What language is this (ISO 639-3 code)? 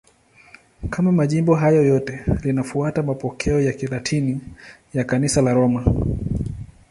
swa